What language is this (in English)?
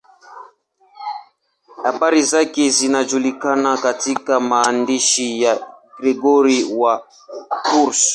Swahili